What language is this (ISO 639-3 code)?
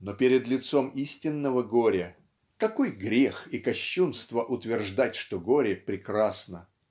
rus